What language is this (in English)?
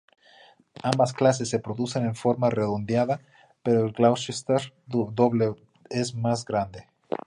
Spanish